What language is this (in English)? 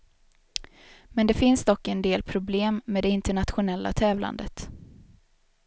Swedish